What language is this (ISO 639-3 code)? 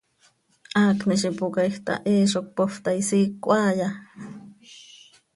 sei